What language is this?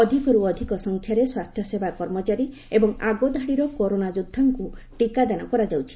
Odia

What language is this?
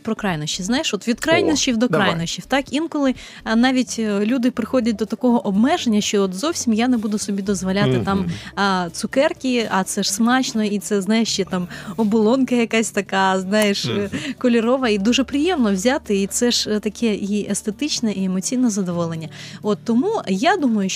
Ukrainian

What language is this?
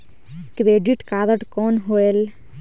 Chhattisgarhi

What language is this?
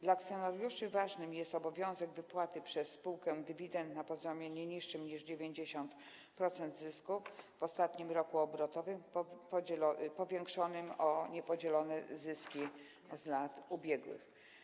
Polish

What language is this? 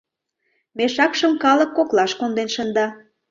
Mari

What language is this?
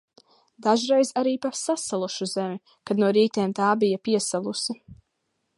Latvian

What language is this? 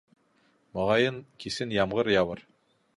Bashkir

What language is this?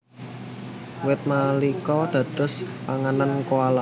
Javanese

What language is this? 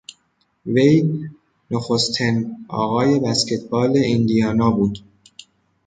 Persian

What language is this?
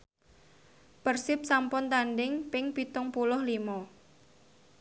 Javanese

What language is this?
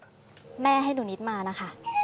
Thai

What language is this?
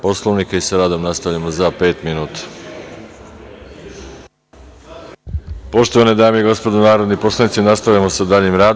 Serbian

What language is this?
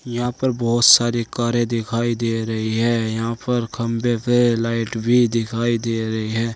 Hindi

